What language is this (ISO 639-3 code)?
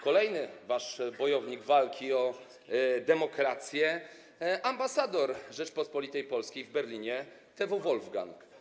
pol